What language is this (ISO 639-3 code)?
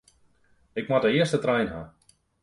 fry